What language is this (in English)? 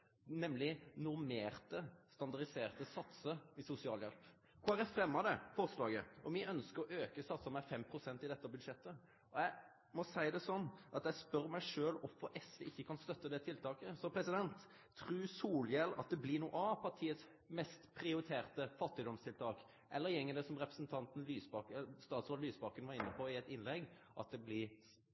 Norwegian Nynorsk